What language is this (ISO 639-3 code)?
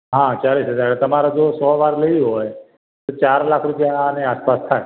guj